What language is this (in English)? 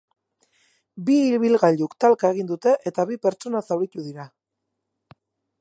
Basque